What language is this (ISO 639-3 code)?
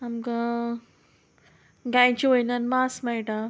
kok